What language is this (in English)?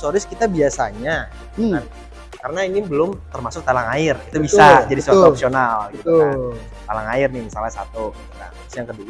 Indonesian